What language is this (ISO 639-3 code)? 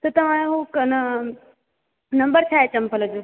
snd